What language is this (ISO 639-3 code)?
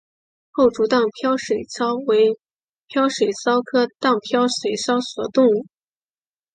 zho